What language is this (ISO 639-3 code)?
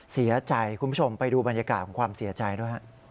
tha